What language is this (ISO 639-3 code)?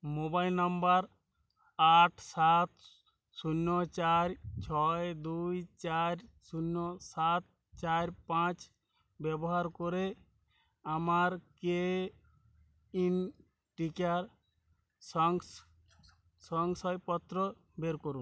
ben